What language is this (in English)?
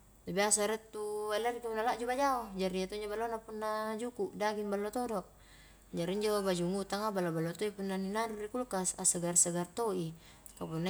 Highland Konjo